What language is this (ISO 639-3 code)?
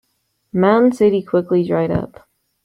eng